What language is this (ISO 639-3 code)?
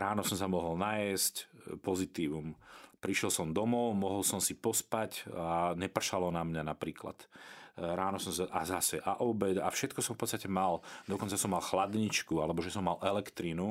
slk